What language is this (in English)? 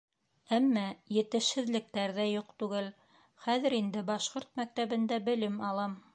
Bashkir